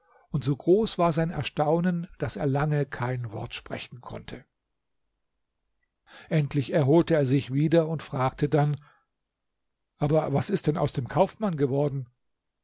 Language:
German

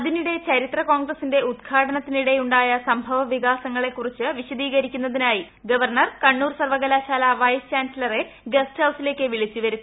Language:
Malayalam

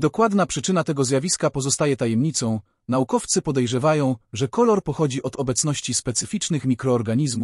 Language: Polish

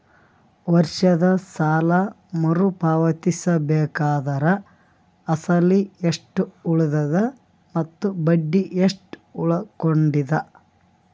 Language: Kannada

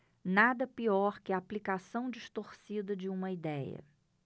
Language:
Portuguese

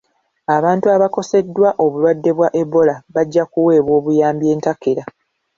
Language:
Ganda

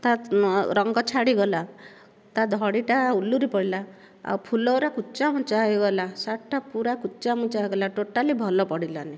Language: Odia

